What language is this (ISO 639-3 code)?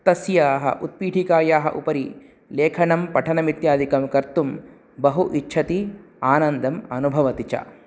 san